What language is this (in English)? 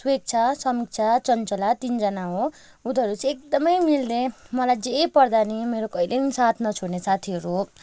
Nepali